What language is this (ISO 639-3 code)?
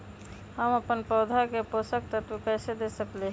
mag